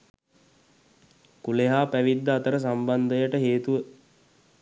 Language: Sinhala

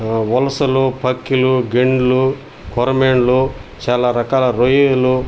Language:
Telugu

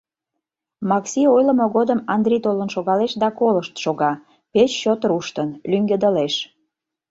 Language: Mari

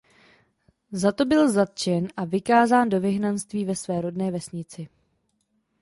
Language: Czech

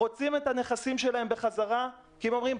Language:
Hebrew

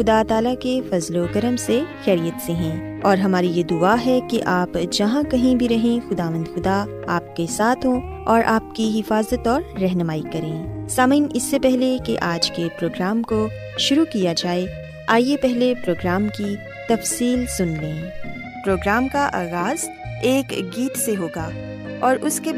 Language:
Urdu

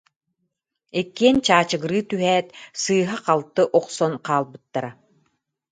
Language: Yakut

